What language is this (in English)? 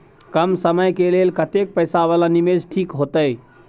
Maithili